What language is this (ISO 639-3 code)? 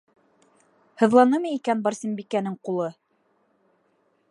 bak